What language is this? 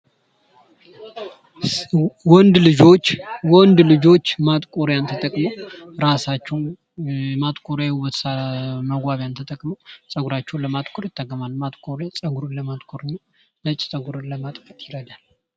Amharic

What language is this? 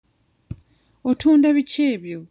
Ganda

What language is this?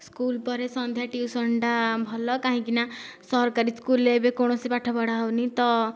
Odia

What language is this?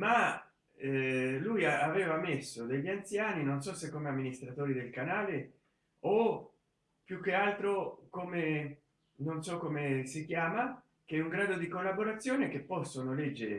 Italian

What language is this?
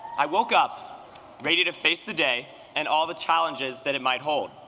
English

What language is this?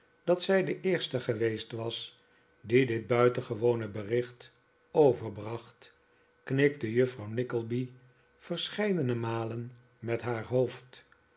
Dutch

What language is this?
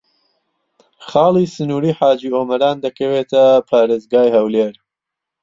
Central Kurdish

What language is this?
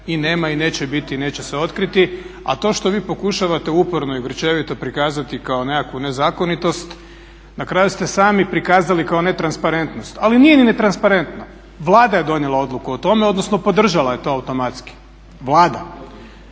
Croatian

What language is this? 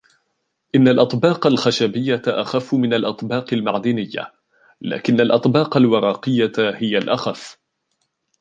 Arabic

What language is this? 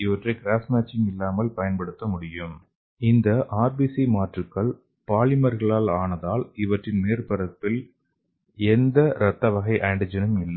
Tamil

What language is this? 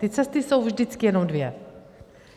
Czech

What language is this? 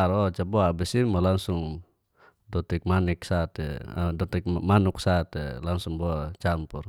Geser-Gorom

